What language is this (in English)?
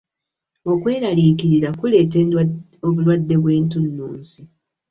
Ganda